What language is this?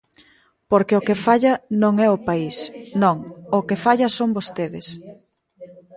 Galician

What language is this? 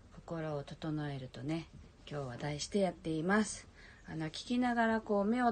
Japanese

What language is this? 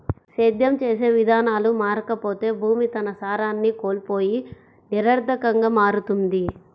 Telugu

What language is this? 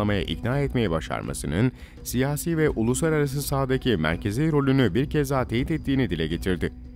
Turkish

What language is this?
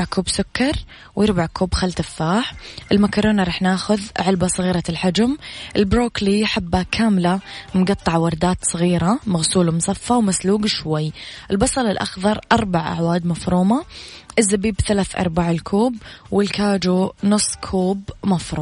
Arabic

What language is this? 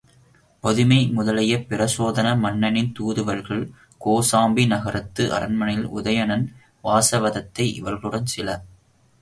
Tamil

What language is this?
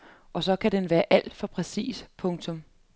Danish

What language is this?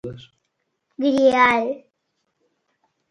Galician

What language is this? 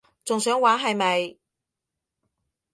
Cantonese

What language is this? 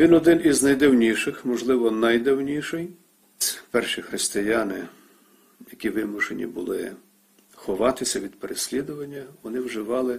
Ukrainian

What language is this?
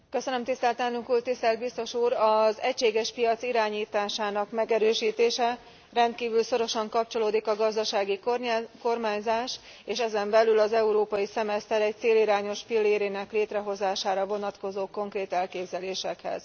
Hungarian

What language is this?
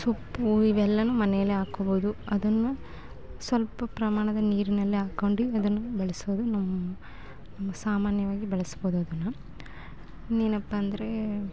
Kannada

